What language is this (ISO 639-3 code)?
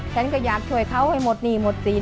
tha